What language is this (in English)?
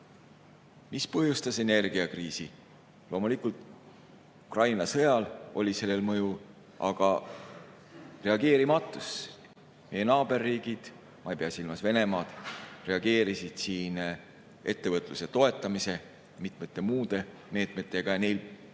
Estonian